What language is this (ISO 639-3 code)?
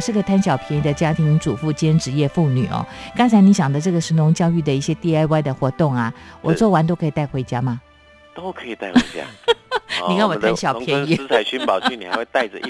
zho